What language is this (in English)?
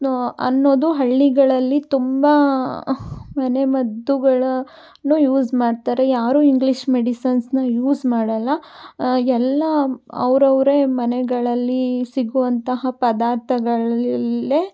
Kannada